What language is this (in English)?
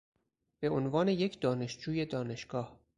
Persian